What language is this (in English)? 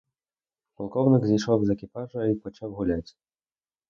Ukrainian